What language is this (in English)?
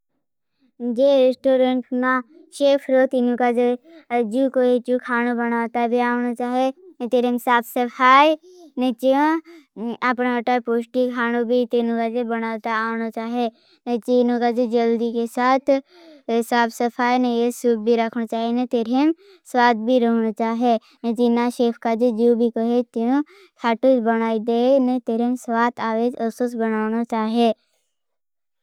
Bhili